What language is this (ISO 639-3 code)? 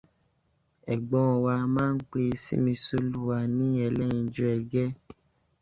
yor